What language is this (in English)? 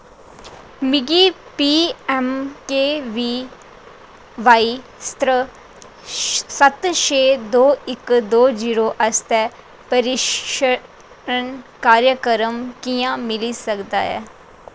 Dogri